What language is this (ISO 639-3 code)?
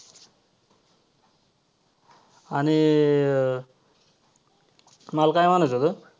mar